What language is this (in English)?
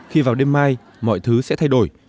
Vietnamese